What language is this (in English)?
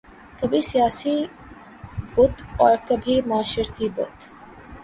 Urdu